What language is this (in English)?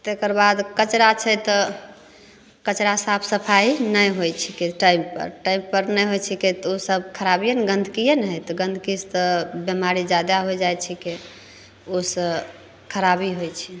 Maithili